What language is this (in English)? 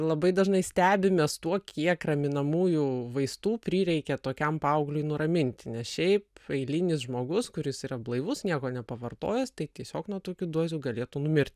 Lithuanian